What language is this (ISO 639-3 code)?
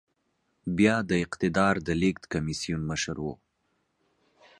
pus